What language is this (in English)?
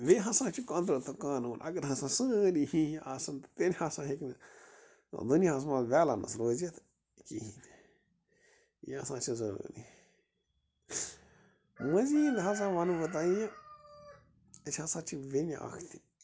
Kashmiri